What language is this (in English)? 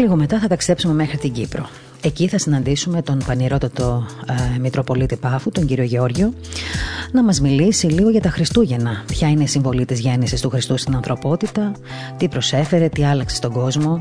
Greek